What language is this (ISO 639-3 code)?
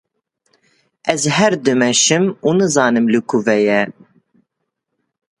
kur